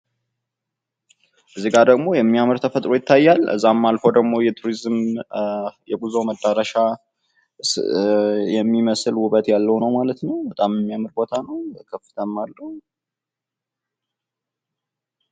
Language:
Amharic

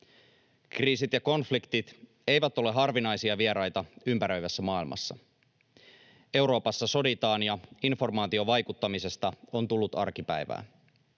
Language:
Finnish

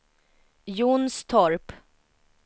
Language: Swedish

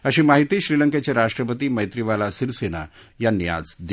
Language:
Marathi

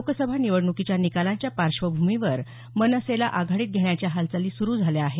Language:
Marathi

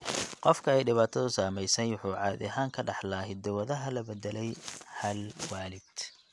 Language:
Somali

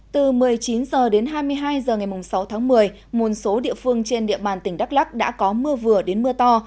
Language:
Vietnamese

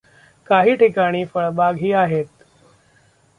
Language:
Marathi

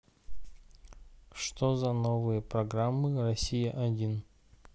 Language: Russian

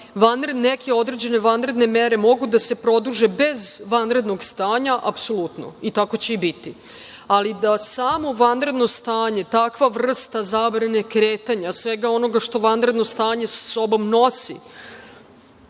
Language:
Serbian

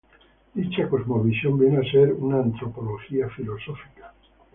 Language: Spanish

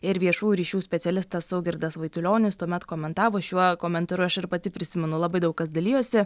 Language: Lithuanian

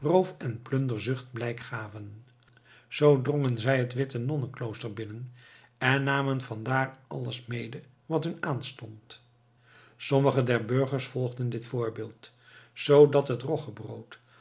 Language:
Dutch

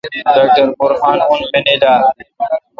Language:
Kalkoti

